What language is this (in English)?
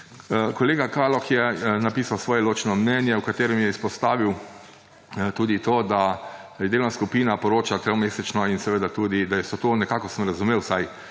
Slovenian